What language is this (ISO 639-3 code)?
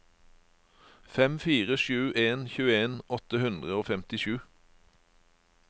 nor